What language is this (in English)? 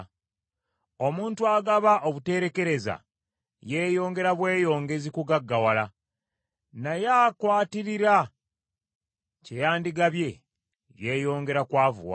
Ganda